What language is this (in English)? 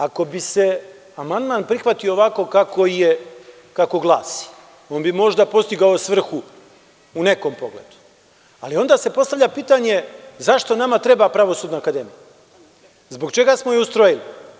Serbian